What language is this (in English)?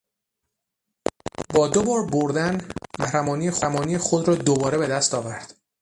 Persian